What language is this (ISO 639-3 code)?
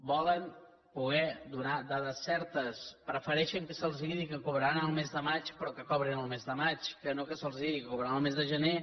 cat